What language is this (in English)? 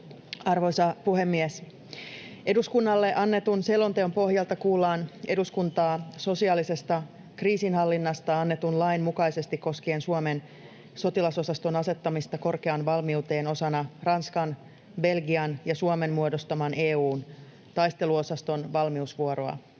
Finnish